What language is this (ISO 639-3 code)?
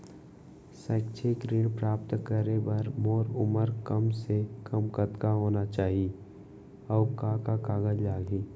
hne